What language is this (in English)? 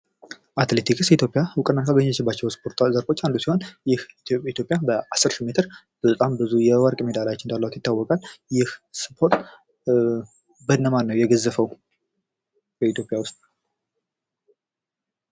Amharic